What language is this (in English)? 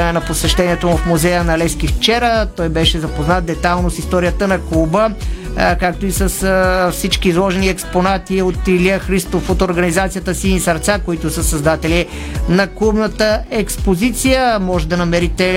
Bulgarian